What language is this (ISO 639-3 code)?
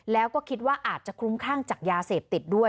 tha